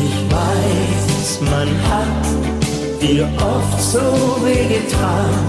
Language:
Romanian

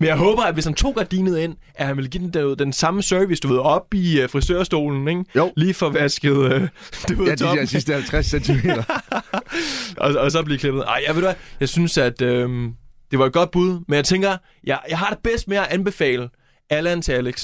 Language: Danish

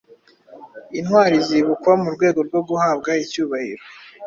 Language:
Kinyarwanda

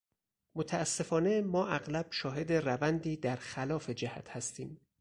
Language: Persian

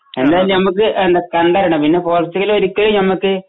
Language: Malayalam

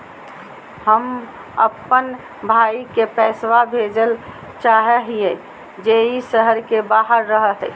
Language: Magahi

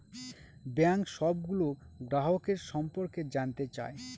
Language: Bangla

